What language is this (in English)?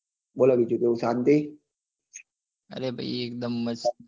Gujarati